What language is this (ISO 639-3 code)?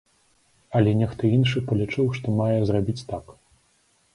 bel